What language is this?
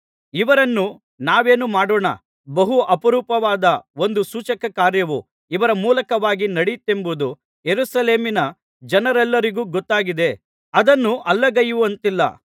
Kannada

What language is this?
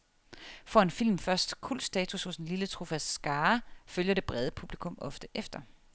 Danish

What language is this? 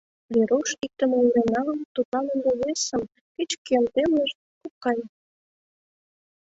Mari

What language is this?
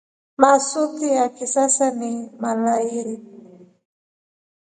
Rombo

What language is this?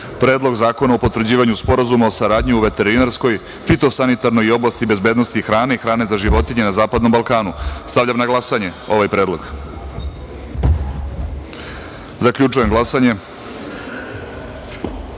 Serbian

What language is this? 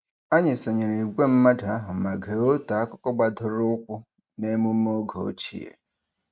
Igbo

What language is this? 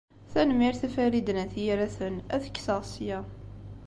Kabyle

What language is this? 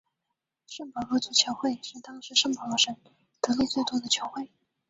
Chinese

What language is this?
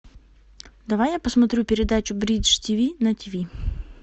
Russian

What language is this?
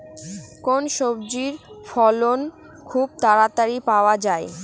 Bangla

